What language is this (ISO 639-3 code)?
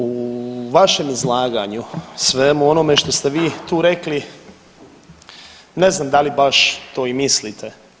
hrv